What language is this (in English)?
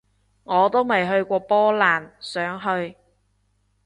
Cantonese